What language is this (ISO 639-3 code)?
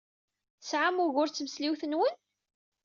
kab